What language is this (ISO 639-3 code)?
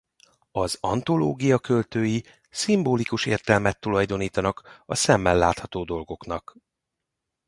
hun